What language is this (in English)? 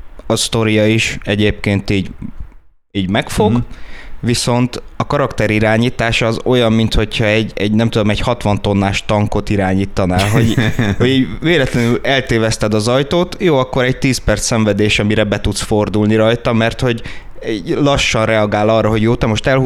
Hungarian